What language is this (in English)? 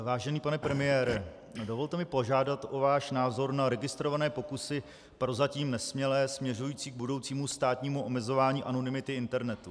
Czech